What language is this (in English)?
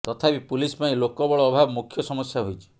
Odia